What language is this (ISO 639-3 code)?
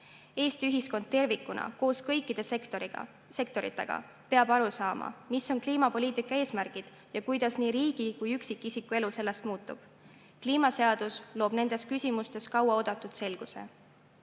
est